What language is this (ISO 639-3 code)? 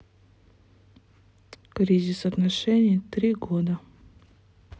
rus